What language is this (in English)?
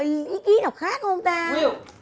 Vietnamese